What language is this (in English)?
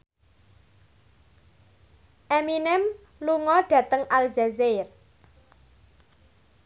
Javanese